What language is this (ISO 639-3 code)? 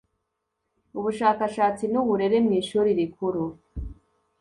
kin